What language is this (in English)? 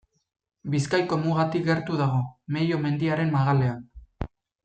Basque